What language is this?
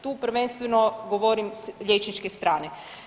Croatian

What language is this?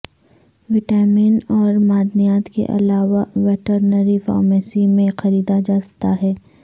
Urdu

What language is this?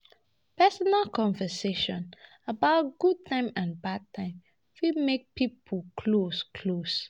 Nigerian Pidgin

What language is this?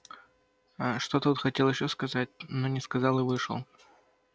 Russian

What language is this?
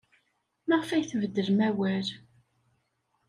Kabyle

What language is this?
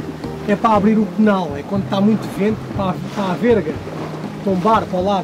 Portuguese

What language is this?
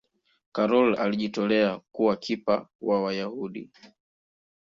Swahili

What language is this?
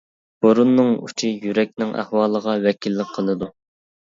Uyghur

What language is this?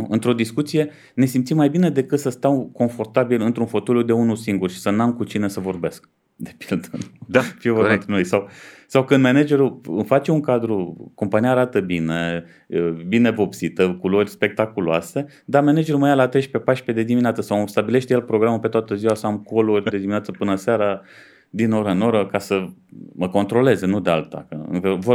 Romanian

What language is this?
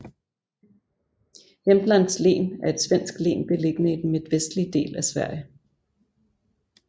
Danish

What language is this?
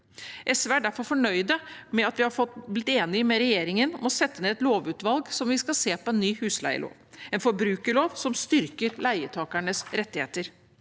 Norwegian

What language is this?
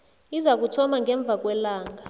South Ndebele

